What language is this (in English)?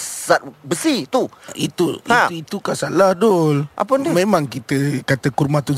Malay